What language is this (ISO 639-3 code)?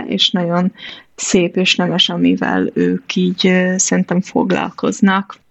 hun